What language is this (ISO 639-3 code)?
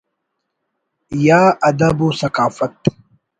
brh